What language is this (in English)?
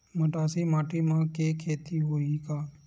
Chhattisgarhi